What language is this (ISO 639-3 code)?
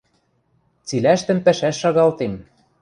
mrj